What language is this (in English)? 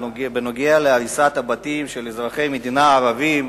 Hebrew